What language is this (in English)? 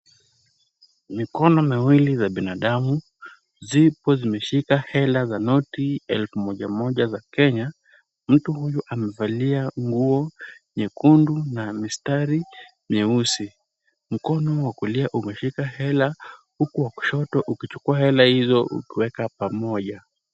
Swahili